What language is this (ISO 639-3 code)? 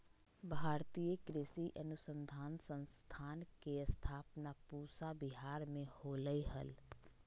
mag